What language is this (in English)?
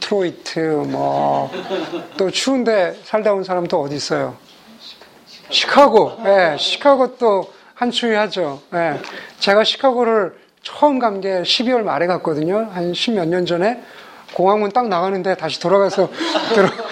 Korean